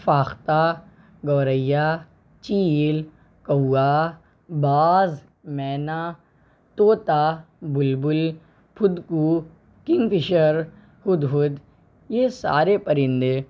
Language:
Urdu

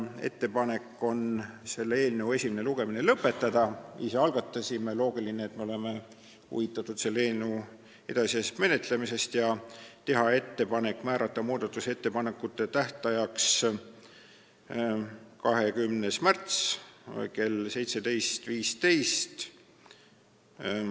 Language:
Estonian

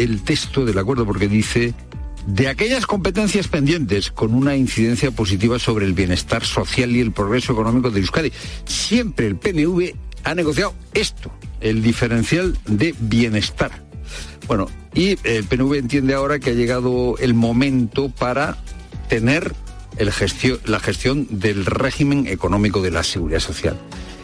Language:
Spanish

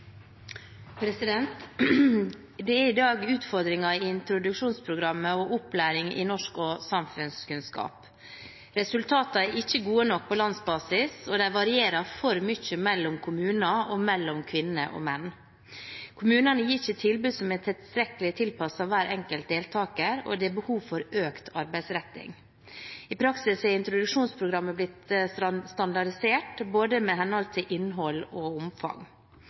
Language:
Norwegian Bokmål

